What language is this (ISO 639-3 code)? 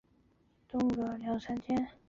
zho